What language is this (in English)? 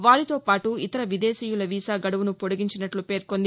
Telugu